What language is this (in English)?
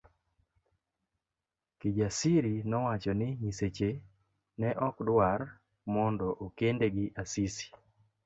Luo (Kenya and Tanzania)